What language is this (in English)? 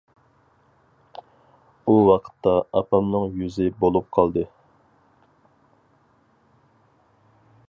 Uyghur